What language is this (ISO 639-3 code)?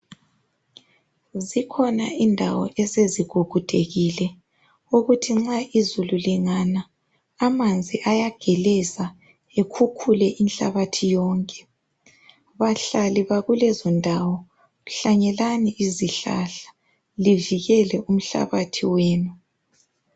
nde